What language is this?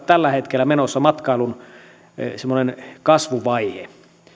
Finnish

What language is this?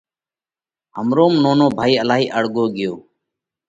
Parkari Koli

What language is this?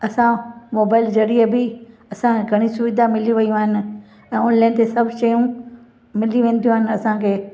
Sindhi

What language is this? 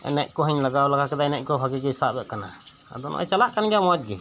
Santali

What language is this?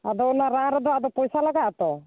Santali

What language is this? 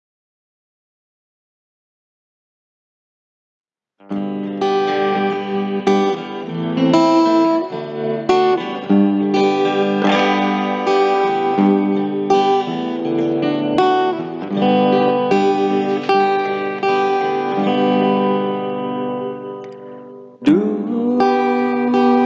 Indonesian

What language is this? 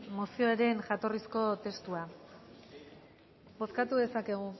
Basque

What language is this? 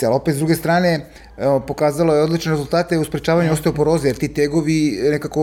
Croatian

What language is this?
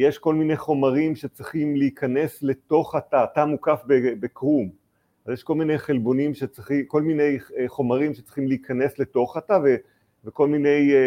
Hebrew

